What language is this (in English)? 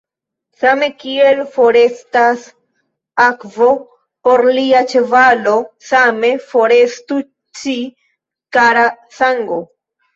Esperanto